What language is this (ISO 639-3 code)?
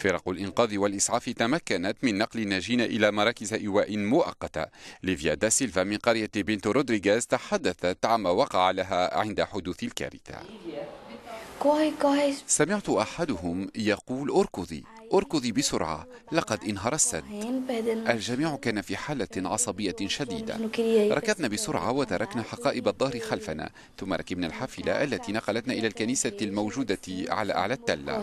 ara